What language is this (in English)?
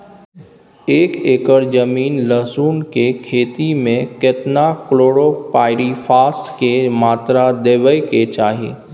Maithili